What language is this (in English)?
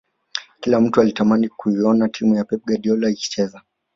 Swahili